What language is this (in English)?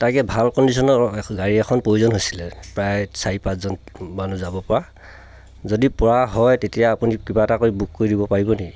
Assamese